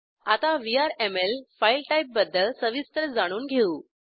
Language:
Marathi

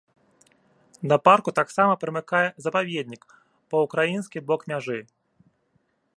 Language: Belarusian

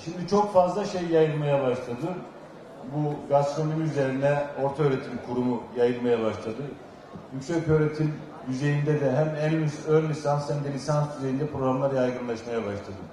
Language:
Turkish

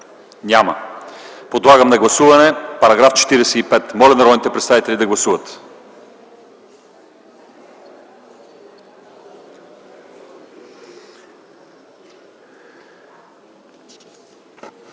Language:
Bulgarian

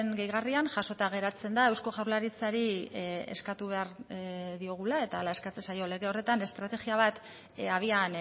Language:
Basque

